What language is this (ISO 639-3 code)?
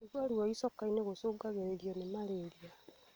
kik